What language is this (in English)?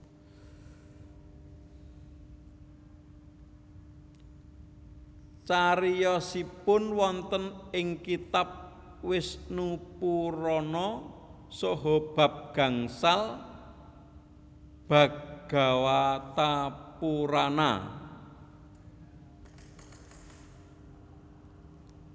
Javanese